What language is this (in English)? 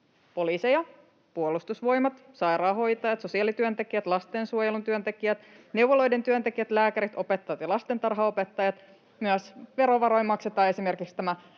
Finnish